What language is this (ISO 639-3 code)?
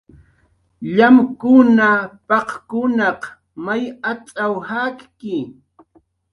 jqr